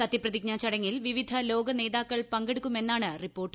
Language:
Malayalam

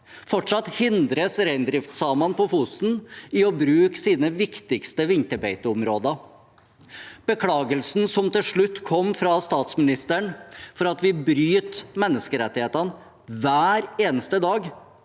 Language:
Norwegian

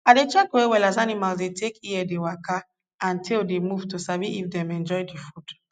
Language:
Nigerian Pidgin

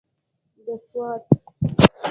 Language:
Pashto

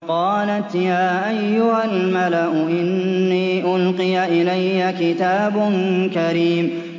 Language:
Arabic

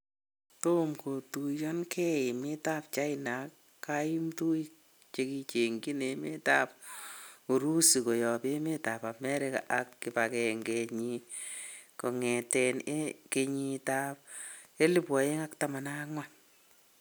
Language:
Kalenjin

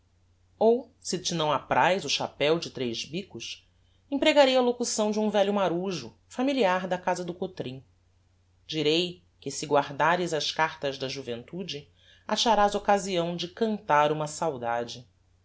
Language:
Portuguese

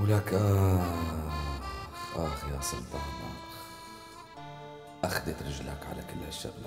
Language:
Arabic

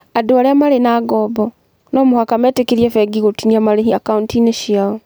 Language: Kikuyu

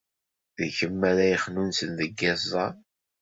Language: Kabyle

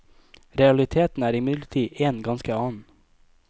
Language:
Norwegian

